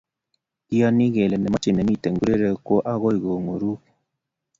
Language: Kalenjin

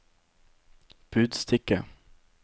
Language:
Norwegian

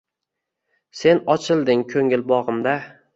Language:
Uzbek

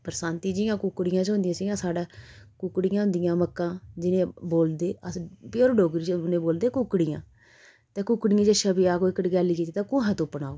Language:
Dogri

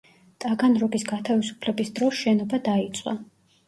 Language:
Georgian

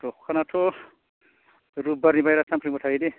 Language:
Bodo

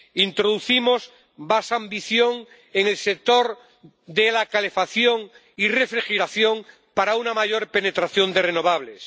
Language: Spanish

